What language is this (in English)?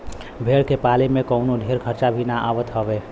Bhojpuri